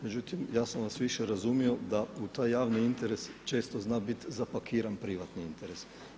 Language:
Croatian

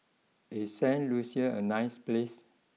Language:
English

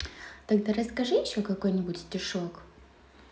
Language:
Russian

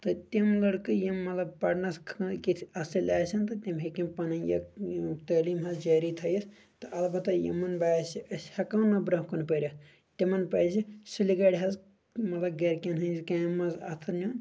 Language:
Kashmiri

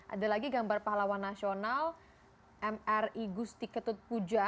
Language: Indonesian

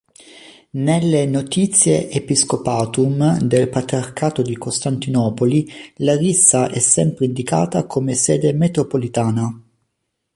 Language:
Italian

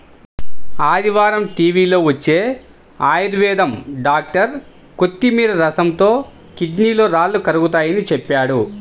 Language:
Telugu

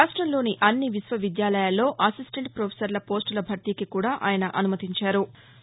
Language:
Telugu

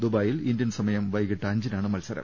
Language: Malayalam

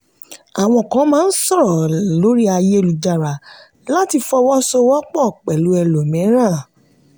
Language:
Yoruba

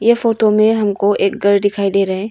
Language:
Hindi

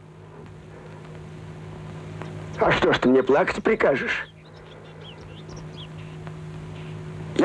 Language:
Russian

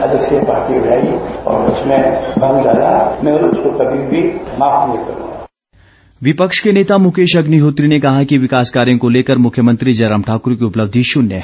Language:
Hindi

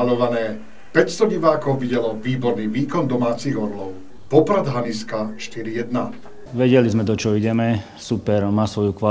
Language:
Slovak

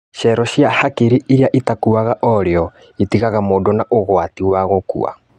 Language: Kikuyu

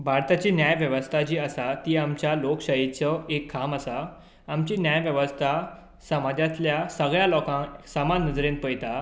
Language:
Konkani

